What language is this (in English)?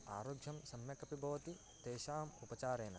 Sanskrit